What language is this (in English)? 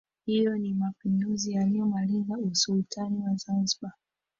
Swahili